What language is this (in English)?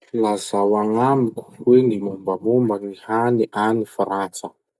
Masikoro Malagasy